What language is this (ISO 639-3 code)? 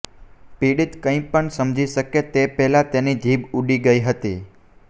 guj